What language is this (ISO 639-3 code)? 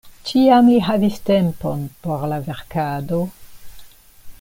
epo